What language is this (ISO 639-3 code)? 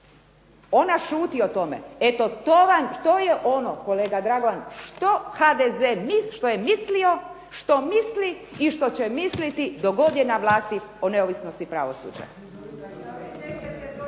hrv